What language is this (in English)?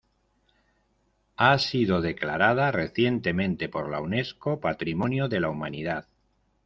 Spanish